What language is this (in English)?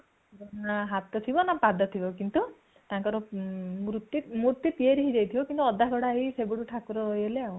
Odia